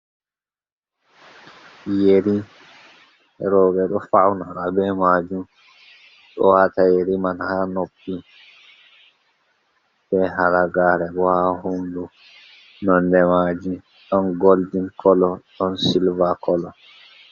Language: Fula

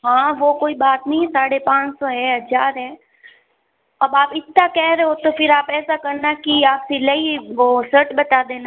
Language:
Hindi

